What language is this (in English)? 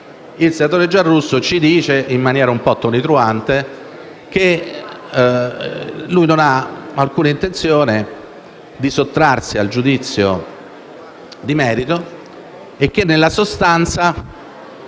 Italian